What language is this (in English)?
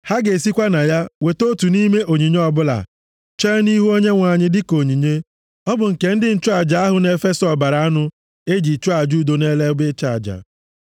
Igbo